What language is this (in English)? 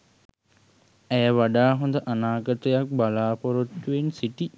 Sinhala